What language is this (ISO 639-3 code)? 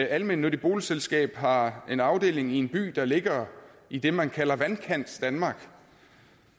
dan